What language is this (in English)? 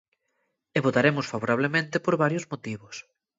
Galician